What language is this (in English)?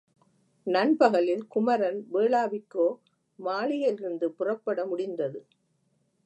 Tamil